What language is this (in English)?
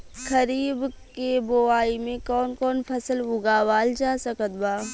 Bhojpuri